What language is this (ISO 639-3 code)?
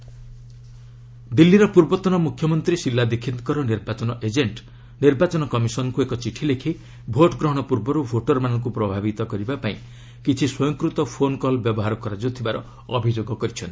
ori